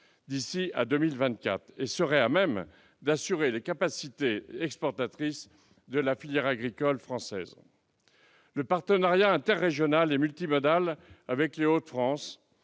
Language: French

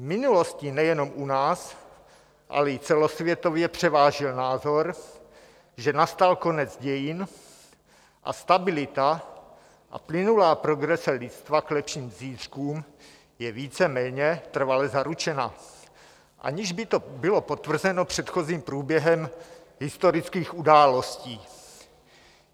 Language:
Czech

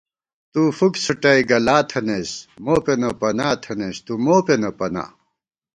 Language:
Gawar-Bati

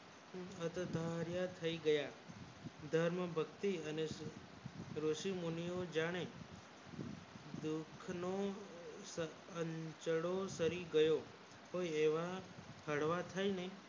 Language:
Gujarati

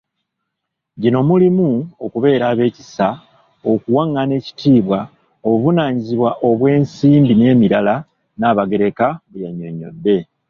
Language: Ganda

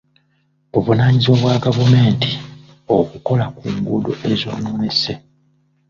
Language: Ganda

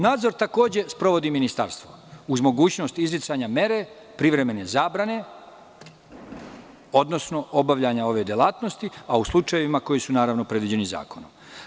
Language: Serbian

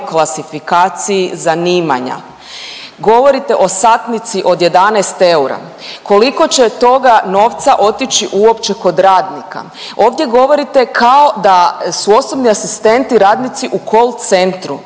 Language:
Croatian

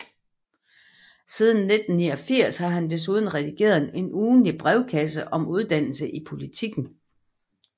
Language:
Danish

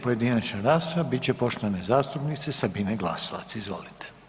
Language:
Croatian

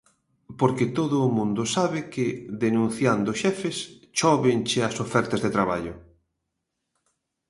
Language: Galician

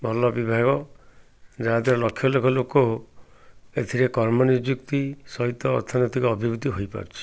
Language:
Odia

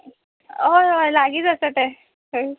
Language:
Konkani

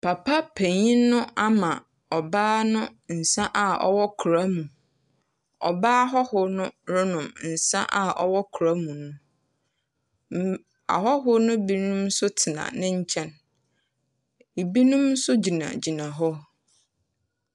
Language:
Akan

